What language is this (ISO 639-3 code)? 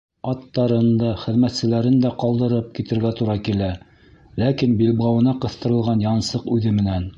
bak